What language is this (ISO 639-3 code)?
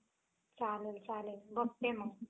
mar